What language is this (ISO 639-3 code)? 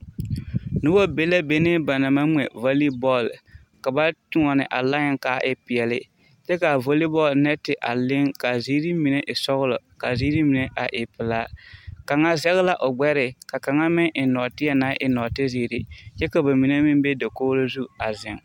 dga